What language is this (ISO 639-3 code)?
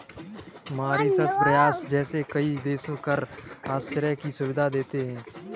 hin